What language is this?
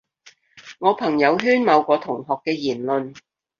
Cantonese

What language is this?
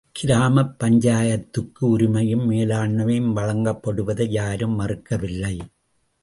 Tamil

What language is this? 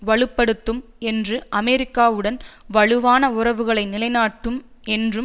Tamil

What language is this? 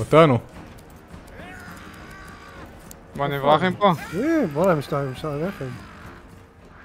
Hebrew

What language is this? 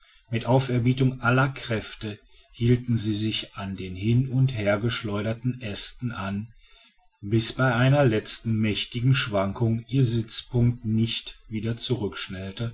German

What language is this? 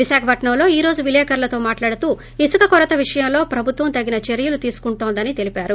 Telugu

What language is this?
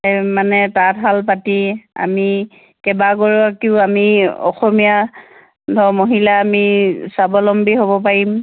Assamese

